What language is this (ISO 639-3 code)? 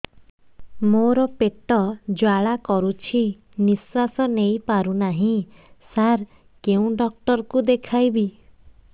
ori